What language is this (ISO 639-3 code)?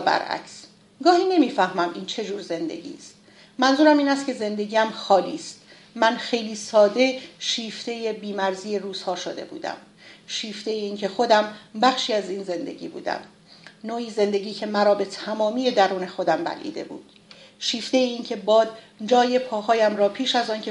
fas